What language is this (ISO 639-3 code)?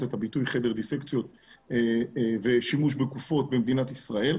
heb